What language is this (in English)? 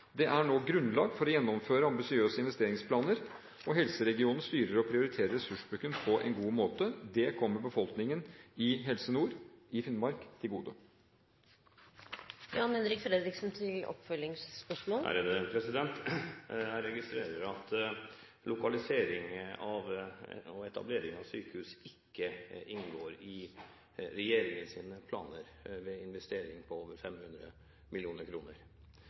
Norwegian Bokmål